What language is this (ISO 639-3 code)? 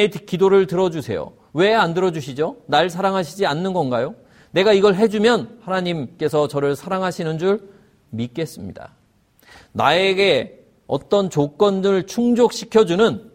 kor